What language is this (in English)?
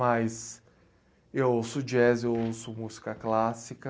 Portuguese